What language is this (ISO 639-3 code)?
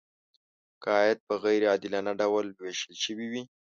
pus